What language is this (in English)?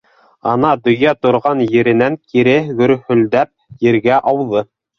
Bashkir